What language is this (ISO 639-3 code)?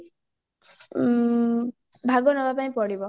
ori